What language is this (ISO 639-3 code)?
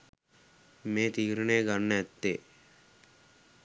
sin